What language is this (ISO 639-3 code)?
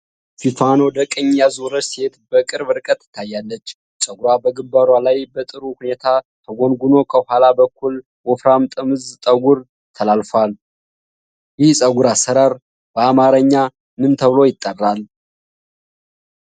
amh